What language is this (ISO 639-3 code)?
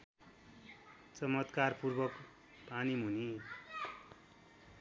nep